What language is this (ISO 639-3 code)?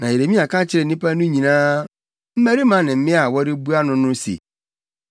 aka